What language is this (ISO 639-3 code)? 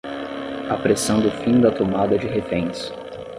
por